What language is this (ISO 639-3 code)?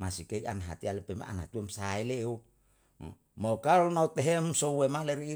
jal